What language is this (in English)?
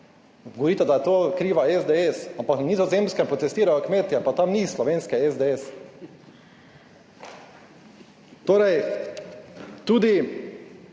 Slovenian